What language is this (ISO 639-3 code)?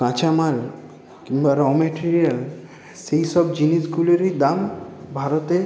ben